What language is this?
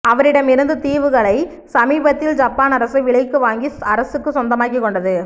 Tamil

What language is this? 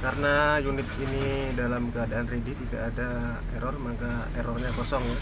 Indonesian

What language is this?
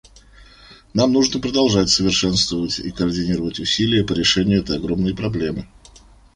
Russian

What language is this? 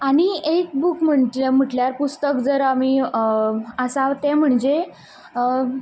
Konkani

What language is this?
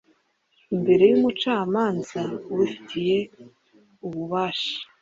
Kinyarwanda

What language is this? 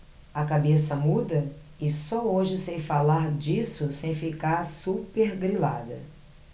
Portuguese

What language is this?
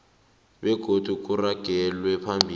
South Ndebele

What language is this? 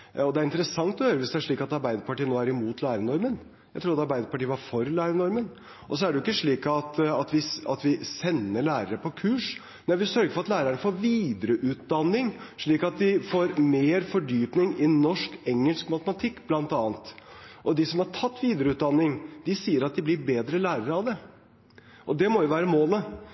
Norwegian Bokmål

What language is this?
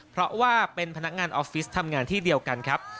Thai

